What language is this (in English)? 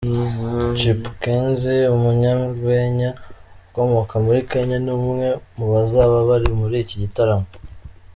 Kinyarwanda